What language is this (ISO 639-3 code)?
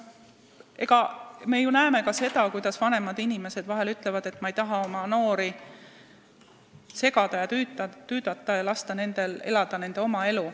est